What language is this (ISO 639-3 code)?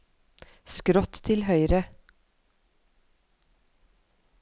nor